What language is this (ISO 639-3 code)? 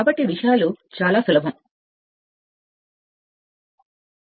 tel